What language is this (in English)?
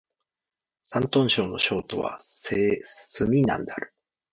Japanese